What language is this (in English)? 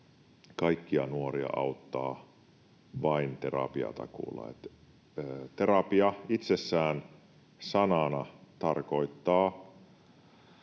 Finnish